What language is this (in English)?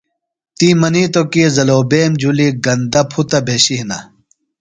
Phalura